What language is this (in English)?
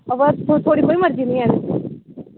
Dogri